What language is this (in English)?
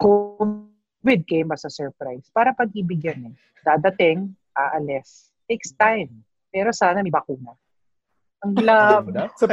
Filipino